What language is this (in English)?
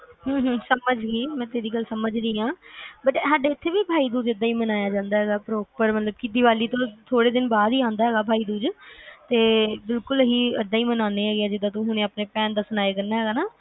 Punjabi